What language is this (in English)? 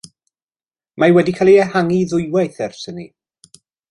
Welsh